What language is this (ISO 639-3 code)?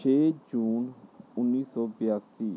pan